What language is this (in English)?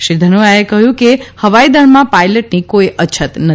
Gujarati